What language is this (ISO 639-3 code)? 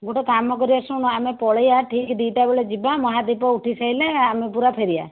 ori